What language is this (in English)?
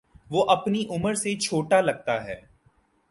Urdu